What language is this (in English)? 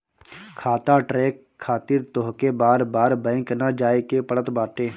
Bhojpuri